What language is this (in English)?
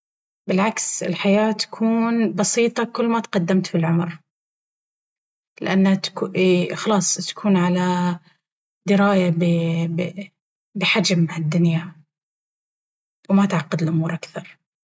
Baharna Arabic